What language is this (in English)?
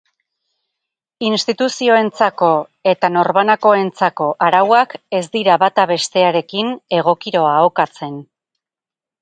Basque